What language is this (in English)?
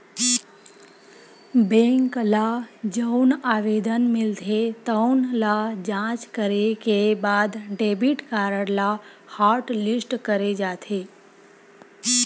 Chhattisgarhi